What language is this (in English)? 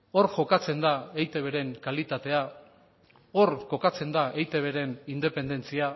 Basque